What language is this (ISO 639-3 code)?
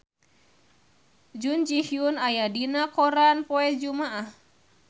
sun